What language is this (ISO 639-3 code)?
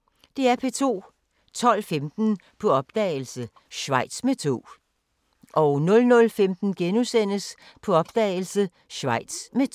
dan